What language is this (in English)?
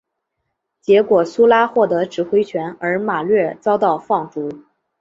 Chinese